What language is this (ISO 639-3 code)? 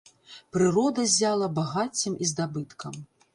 bel